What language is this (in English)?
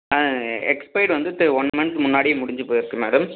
Tamil